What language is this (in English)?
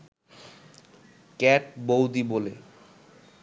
Bangla